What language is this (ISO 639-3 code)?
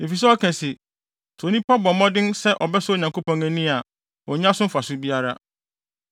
aka